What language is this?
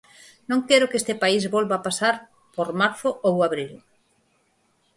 Galician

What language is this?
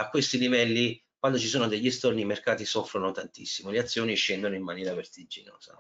Italian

